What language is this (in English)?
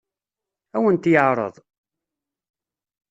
Kabyle